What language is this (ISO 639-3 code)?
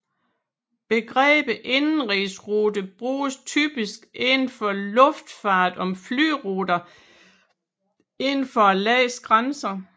dan